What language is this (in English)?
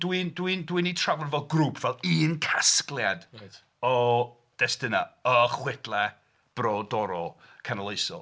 Welsh